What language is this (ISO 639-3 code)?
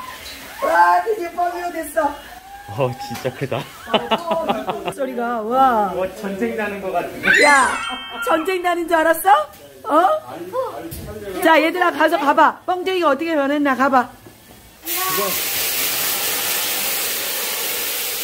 kor